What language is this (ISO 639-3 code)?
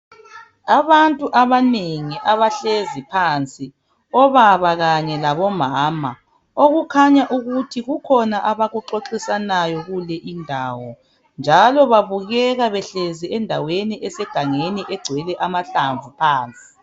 nde